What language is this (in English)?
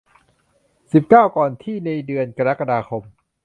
Thai